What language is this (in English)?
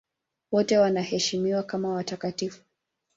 Swahili